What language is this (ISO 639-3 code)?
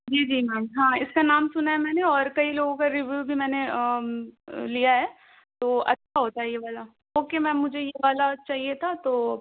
urd